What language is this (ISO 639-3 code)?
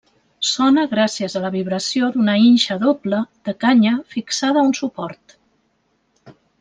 cat